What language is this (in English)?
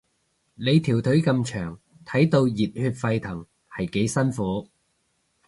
Cantonese